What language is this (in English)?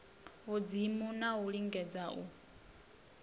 Venda